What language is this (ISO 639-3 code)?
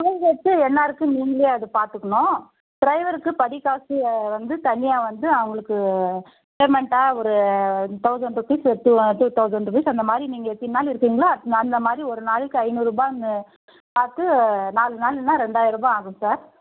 tam